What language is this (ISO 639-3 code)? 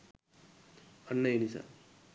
sin